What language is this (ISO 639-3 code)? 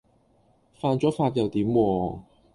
yue